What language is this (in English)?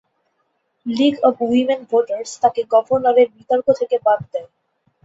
Bangla